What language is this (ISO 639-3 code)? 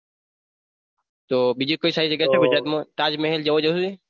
guj